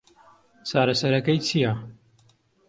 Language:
Central Kurdish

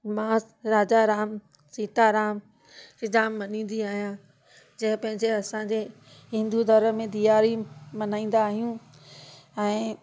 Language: Sindhi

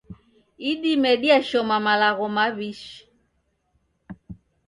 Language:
Taita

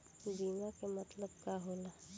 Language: Bhojpuri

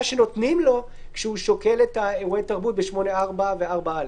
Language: Hebrew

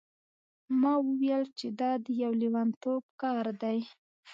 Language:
Pashto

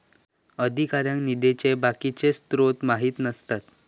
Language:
Marathi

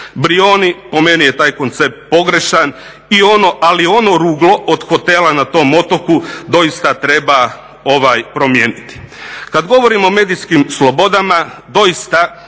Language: Croatian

